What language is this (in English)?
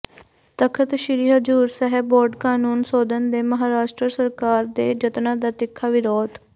Punjabi